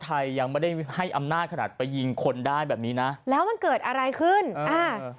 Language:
Thai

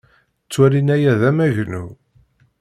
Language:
Kabyle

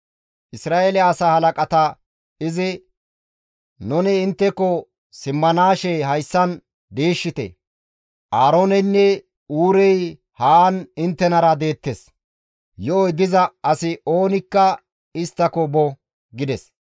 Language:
Gamo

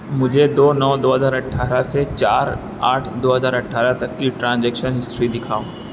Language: Urdu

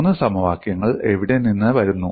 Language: Malayalam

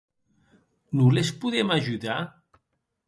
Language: Occitan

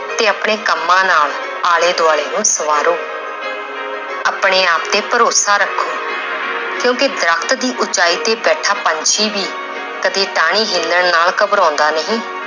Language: Punjabi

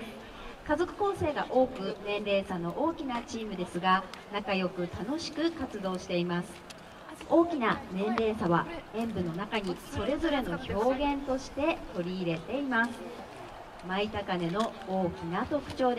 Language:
Japanese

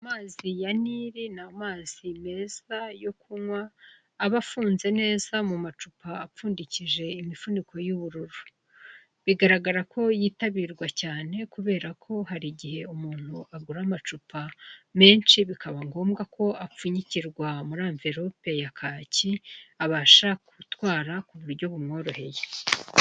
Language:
Kinyarwanda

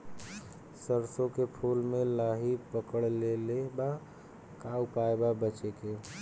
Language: Bhojpuri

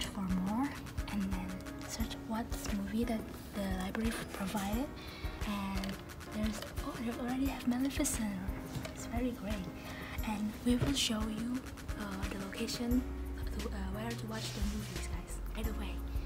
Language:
English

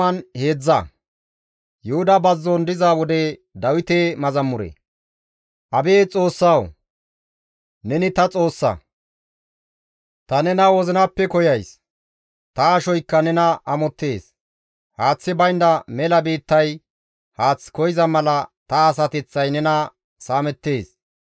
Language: Gamo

